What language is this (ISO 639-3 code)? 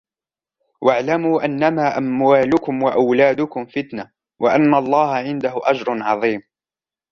ara